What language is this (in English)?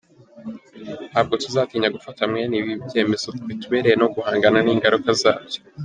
Kinyarwanda